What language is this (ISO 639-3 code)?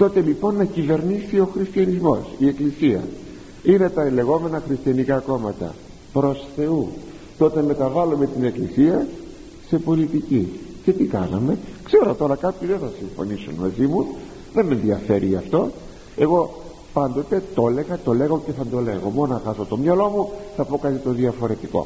ell